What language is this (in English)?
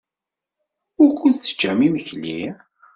Kabyle